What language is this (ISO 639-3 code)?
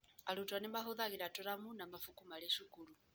kik